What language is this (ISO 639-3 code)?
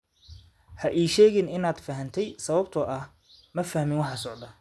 som